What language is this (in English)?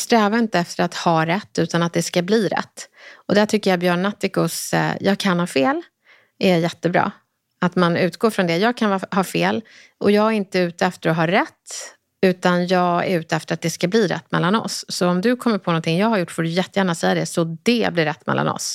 Swedish